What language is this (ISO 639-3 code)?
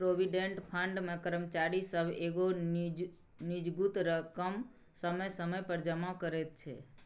mai